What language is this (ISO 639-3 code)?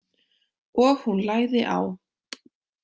isl